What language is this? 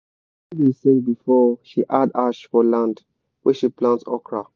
Nigerian Pidgin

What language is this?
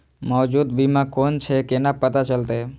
Maithili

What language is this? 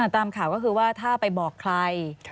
Thai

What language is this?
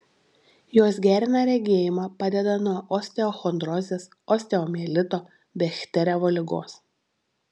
Lithuanian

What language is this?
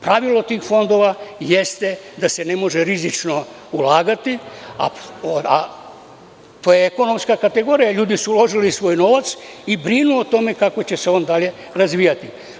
Serbian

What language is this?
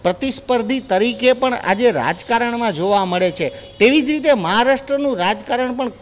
Gujarati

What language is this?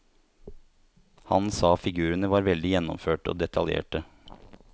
Norwegian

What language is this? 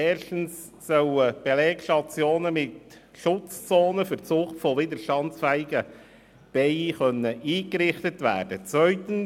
Swiss German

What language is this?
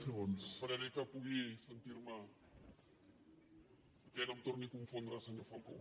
Catalan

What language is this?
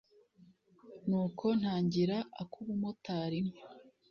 Kinyarwanda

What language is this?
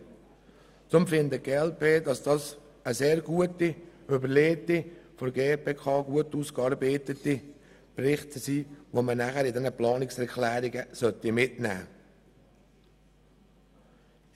Swiss German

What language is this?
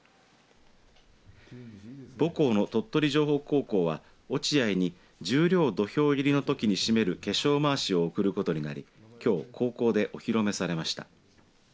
Japanese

